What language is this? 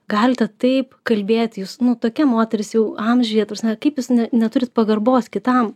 Lithuanian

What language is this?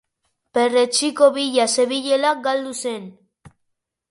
Basque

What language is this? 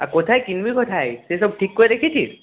Bangla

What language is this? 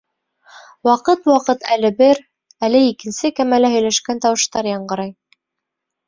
Bashkir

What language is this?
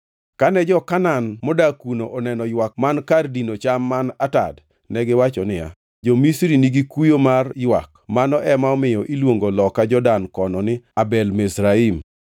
Luo (Kenya and Tanzania)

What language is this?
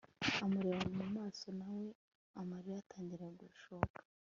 Kinyarwanda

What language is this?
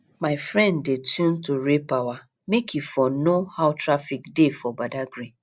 Nigerian Pidgin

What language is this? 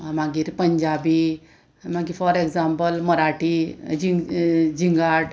Konkani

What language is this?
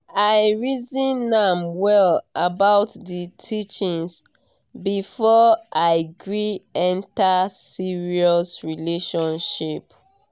Nigerian Pidgin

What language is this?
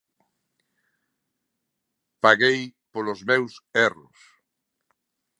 Galician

